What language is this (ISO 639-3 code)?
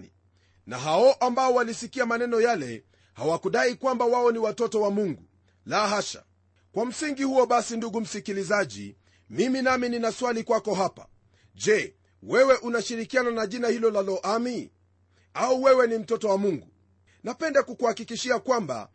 swa